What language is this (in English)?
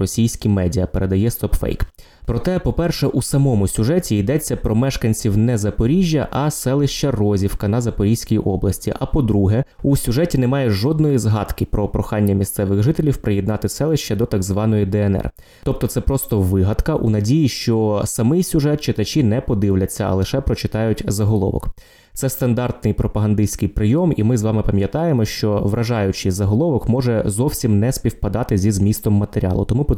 Ukrainian